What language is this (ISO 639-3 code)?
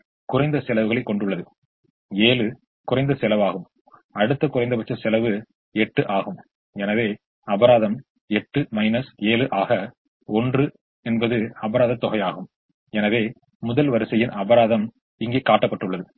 tam